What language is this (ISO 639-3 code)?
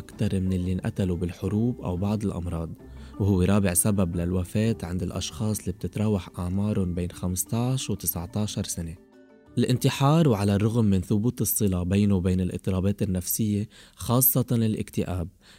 ara